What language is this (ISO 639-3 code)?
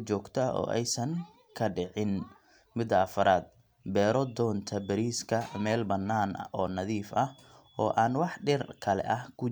som